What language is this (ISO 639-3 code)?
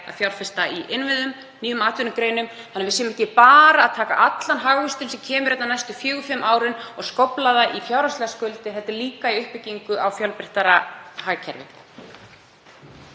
isl